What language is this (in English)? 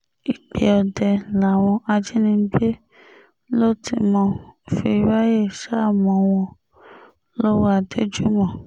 Yoruba